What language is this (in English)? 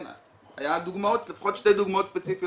Hebrew